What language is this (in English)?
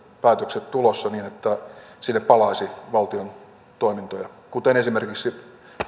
Finnish